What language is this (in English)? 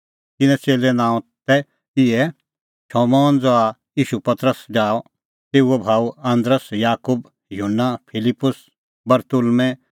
Kullu Pahari